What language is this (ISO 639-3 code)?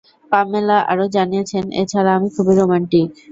ben